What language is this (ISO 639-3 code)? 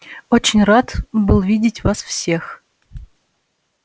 rus